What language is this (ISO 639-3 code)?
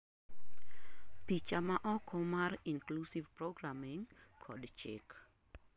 luo